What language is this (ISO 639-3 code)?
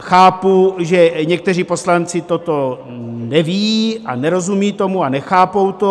ces